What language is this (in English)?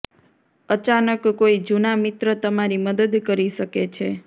Gujarati